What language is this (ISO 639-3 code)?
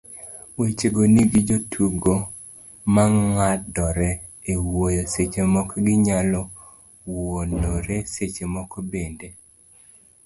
luo